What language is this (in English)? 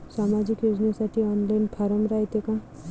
Marathi